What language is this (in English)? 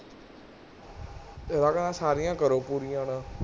Punjabi